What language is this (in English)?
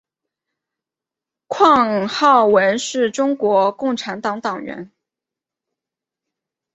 Chinese